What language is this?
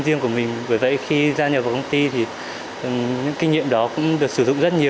Vietnamese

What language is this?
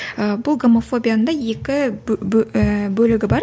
Kazakh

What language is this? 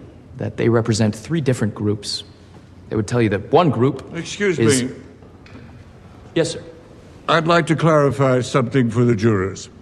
Danish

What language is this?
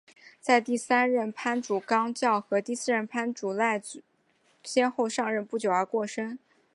Chinese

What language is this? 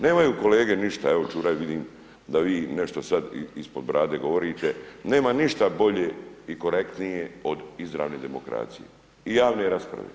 Croatian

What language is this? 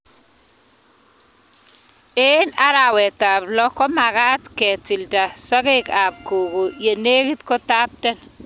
Kalenjin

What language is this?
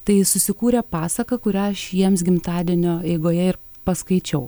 Lithuanian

